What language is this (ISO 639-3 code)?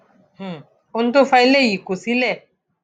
yor